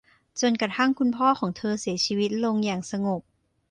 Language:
Thai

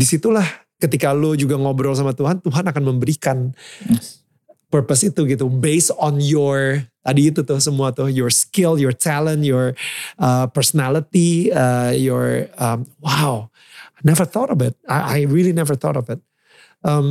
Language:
Indonesian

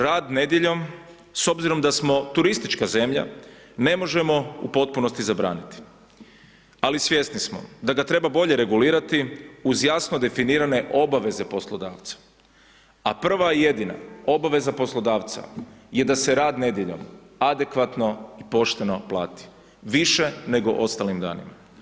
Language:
Croatian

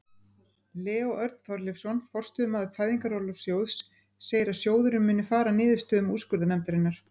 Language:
Icelandic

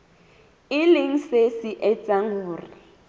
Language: Southern Sotho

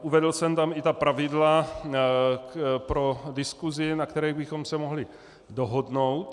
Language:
Czech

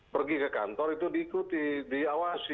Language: Indonesian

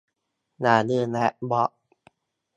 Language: Thai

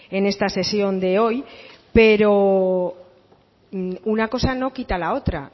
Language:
Spanish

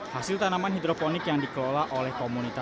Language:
Indonesian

